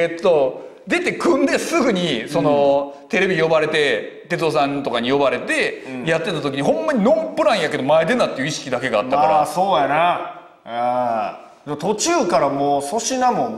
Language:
Japanese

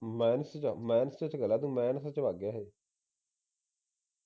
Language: Punjabi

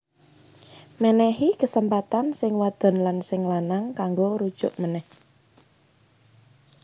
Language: Javanese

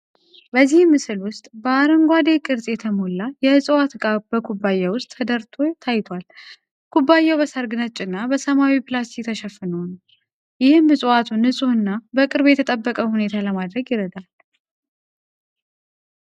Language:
Amharic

